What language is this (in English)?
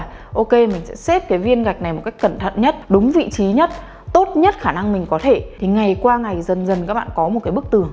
Vietnamese